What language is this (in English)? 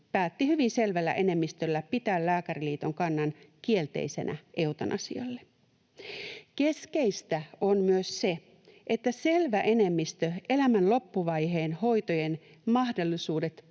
Finnish